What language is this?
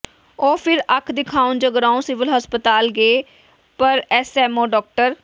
Punjabi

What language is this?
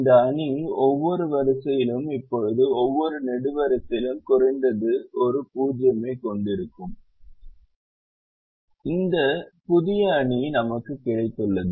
Tamil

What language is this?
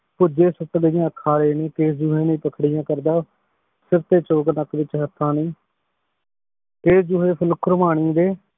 Punjabi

